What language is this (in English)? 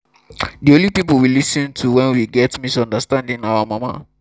Nigerian Pidgin